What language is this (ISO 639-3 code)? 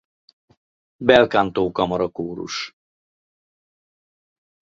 hun